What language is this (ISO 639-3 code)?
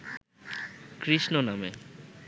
ben